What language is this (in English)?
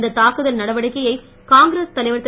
Tamil